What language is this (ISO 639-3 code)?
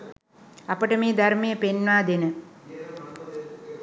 sin